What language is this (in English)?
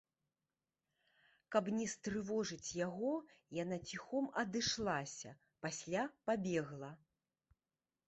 Belarusian